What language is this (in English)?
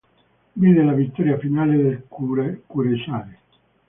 Italian